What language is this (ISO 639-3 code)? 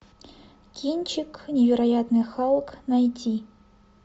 rus